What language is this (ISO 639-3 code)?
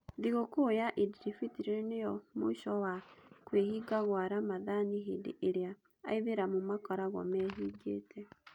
kik